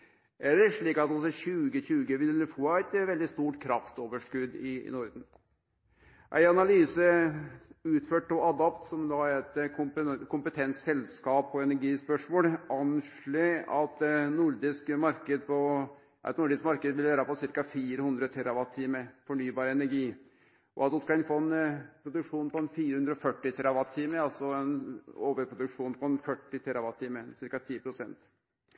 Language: Norwegian Nynorsk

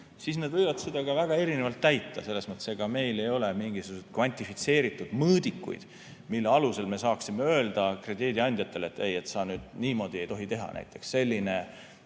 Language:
Estonian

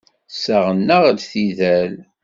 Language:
Kabyle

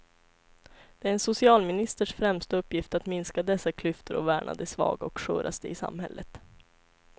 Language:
Swedish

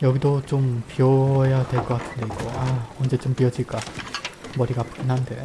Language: Korean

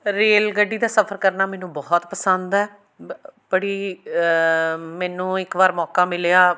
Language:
Punjabi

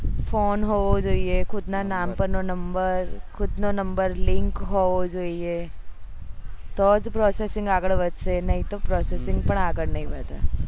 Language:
Gujarati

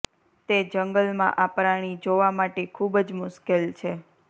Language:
Gujarati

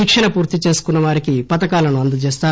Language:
Telugu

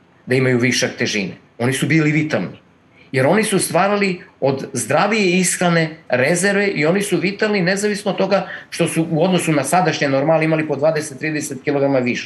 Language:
Croatian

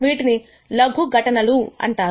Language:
Telugu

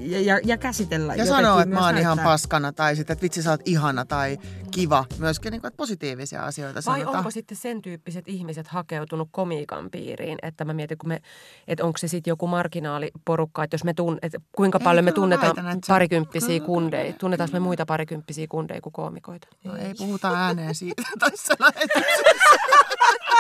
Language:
Finnish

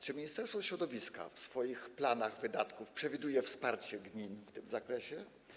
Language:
Polish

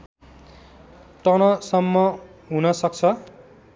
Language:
Nepali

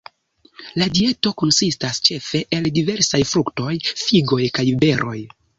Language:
Esperanto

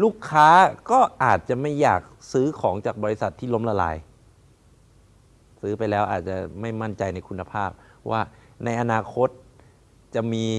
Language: Thai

